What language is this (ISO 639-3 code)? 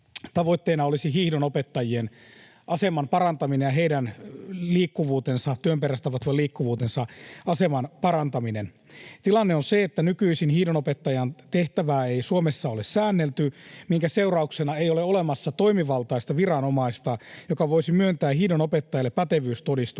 fin